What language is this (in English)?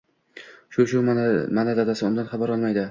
Uzbek